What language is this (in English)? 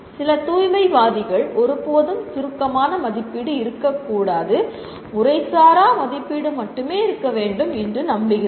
Tamil